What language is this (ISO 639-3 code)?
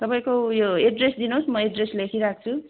nep